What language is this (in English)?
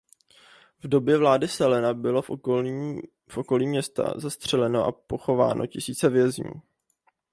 Czech